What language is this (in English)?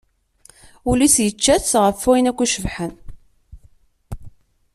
Kabyle